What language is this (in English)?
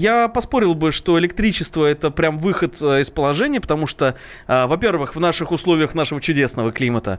Russian